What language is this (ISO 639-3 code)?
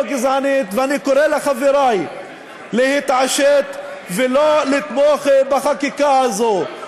heb